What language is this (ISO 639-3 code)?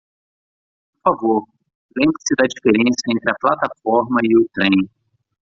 por